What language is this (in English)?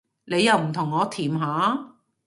Cantonese